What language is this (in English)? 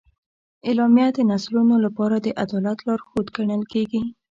Pashto